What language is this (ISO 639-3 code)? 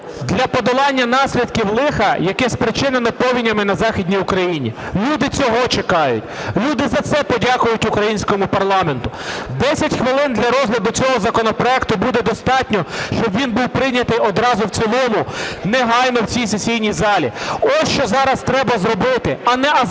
ukr